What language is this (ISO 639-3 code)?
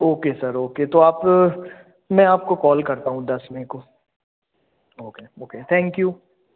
hin